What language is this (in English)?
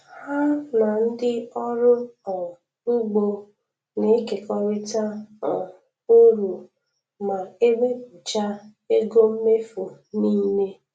Igbo